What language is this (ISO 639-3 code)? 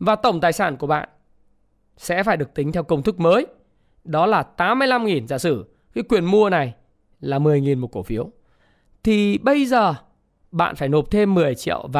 vie